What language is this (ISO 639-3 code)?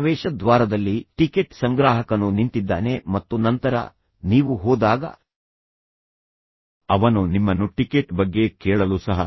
kan